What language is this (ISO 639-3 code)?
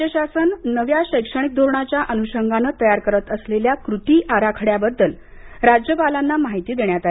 mar